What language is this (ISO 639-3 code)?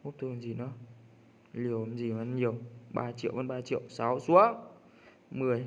vie